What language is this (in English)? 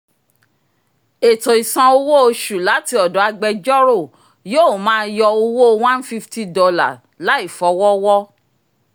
Yoruba